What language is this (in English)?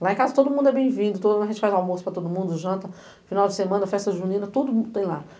Portuguese